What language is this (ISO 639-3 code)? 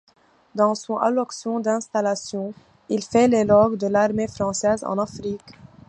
fra